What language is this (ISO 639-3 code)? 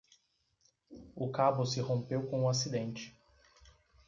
por